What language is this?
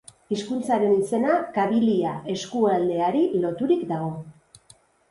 Basque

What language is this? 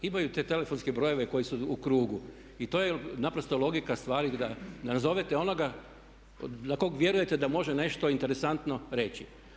Croatian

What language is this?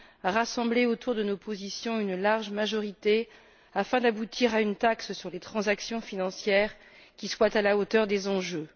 French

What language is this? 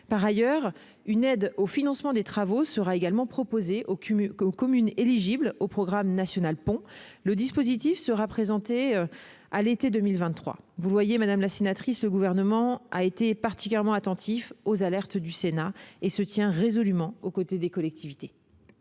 French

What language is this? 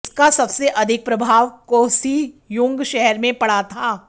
Hindi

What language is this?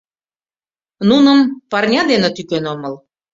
Mari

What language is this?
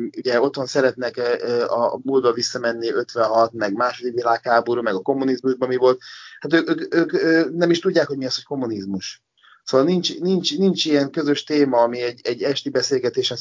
Hungarian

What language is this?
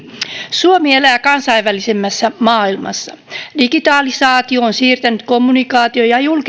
Finnish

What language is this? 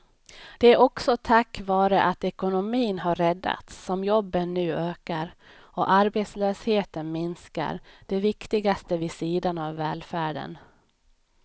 Swedish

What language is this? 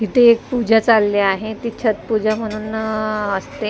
Marathi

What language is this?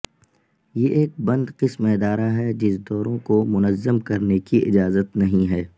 Urdu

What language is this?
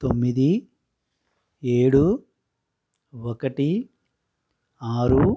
Telugu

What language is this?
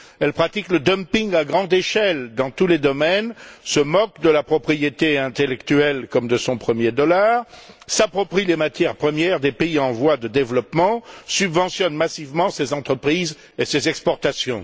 French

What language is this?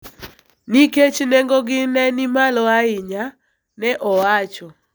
Luo (Kenya and Tanzania)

